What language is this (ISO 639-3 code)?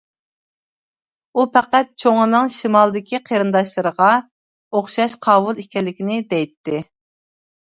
uig